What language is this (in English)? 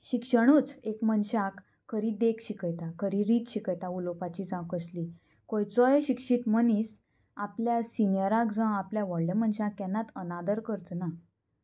Konkani